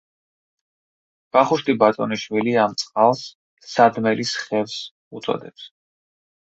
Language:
Georgian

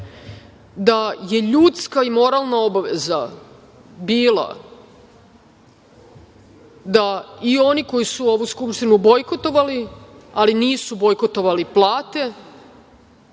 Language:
Serbian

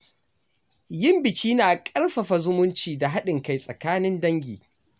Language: Hausa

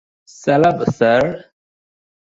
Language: Bangla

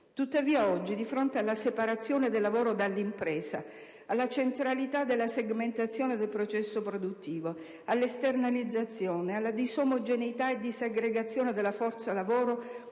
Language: Italian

